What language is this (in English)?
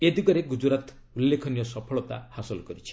Odia